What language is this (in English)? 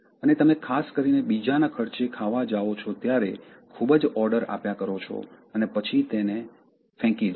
Gujarati